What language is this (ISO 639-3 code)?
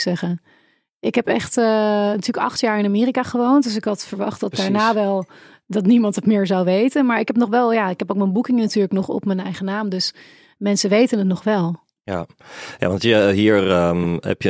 nld